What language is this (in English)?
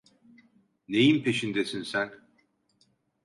Turkish